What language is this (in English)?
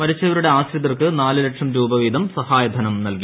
Malayalam